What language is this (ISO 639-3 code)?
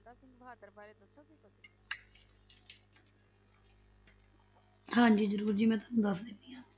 pan